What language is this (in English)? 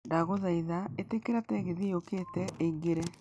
Kikuyu